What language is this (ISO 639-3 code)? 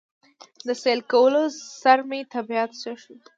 pus